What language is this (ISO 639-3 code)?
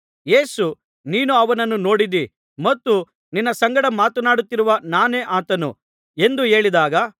kan